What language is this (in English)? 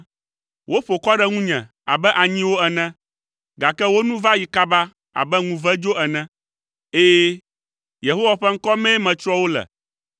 Ewe